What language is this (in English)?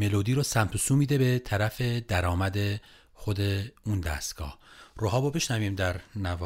Persian